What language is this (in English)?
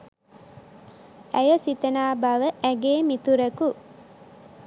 Sinhala